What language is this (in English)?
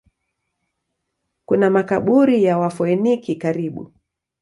Swahili